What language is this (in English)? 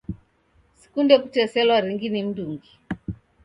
Taita